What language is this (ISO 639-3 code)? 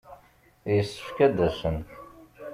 kab